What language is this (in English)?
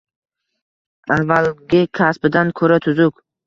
Uzbek